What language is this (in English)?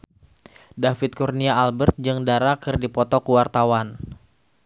Sundanese